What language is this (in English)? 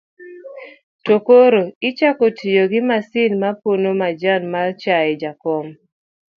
Luo (Kenya and Tanzania)